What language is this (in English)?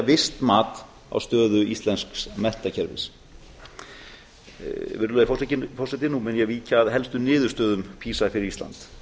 Icelandic